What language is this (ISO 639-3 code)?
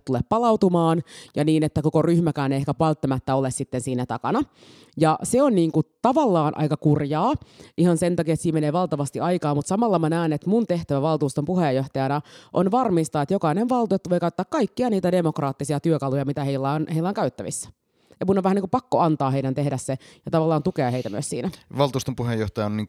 fin